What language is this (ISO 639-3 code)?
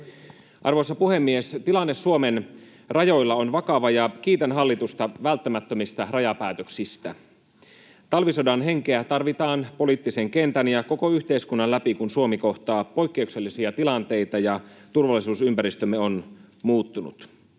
fin